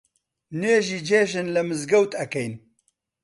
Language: Central Kurdish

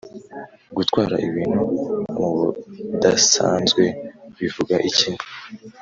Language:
Kinyarwanda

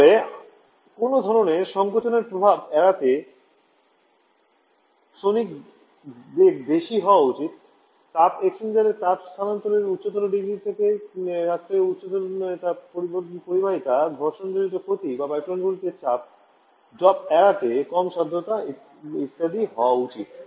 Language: Bangla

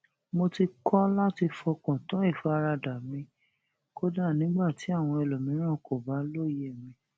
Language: Yoruba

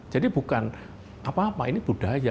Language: Indonesian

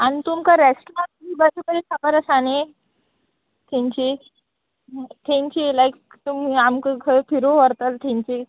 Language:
Konkani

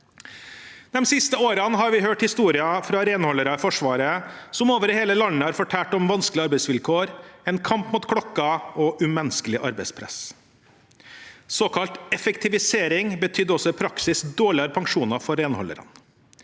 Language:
Norwegian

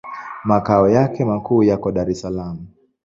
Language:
Swahili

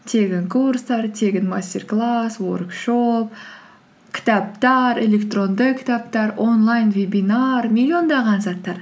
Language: Kazakh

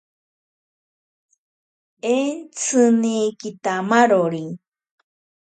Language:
Ashéninka Perené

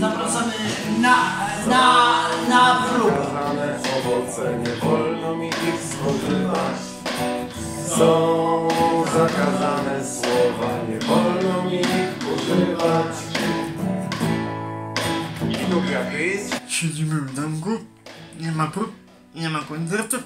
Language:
Polish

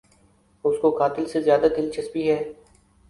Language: Urdu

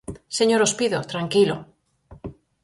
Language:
Galician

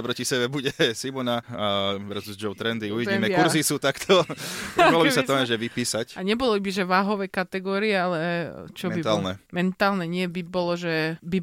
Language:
Slovak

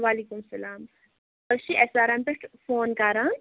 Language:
Kashmiri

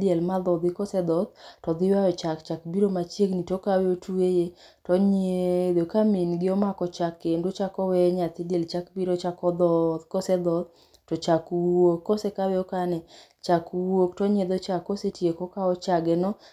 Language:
Luo (Kenya and Tanzania)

